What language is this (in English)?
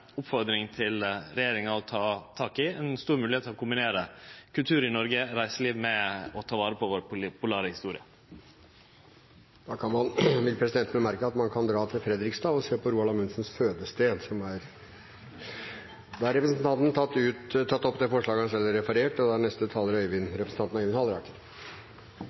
Norwegian